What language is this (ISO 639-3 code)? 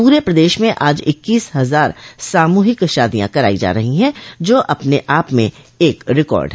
hin